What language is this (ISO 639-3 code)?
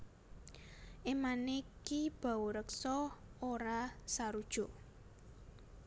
jav